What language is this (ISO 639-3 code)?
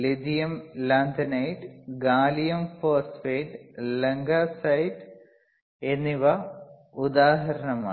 mal